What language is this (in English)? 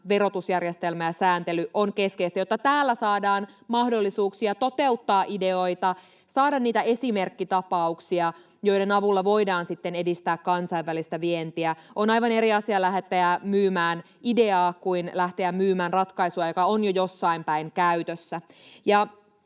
Finnish